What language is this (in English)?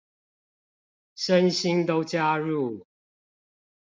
Chinese